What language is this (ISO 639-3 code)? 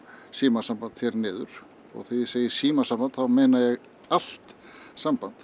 isl